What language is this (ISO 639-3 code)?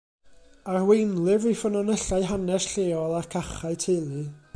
cym